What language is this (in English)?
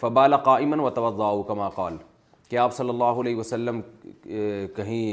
Urdu